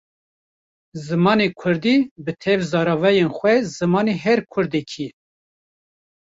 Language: Kurdish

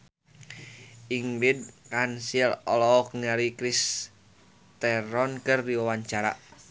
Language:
Sundanese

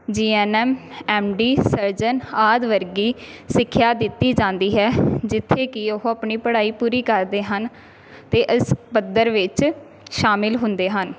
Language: Punjabi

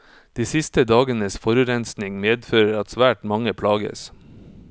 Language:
Norwegian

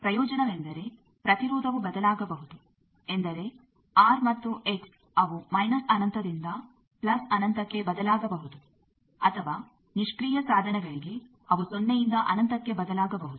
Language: Kannada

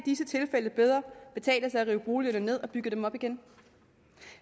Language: Danish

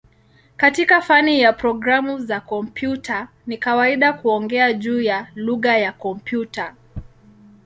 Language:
Swahili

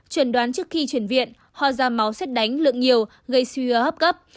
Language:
Vietnamese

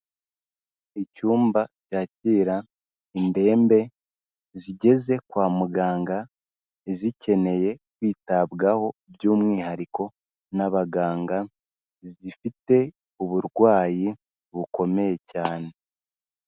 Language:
Kinyarwanda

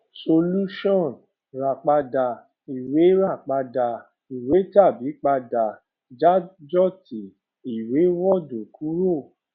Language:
Yoruba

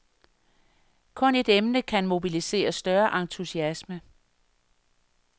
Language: Danish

